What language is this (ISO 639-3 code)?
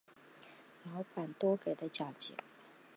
zho